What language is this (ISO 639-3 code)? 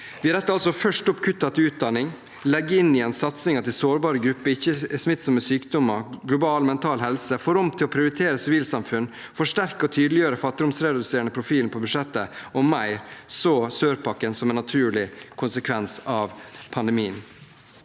nor